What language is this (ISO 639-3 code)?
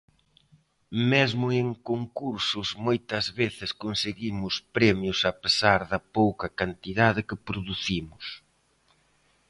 glg